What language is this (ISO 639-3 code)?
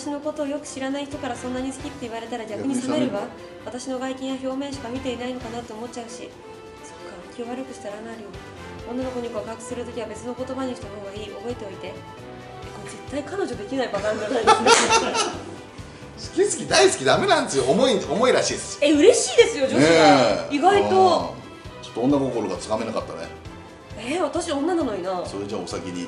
jpn